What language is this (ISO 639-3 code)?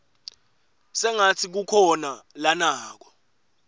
ssw